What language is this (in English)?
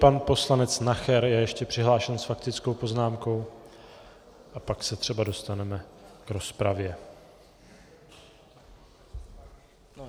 Czech